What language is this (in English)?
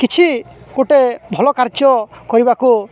Odia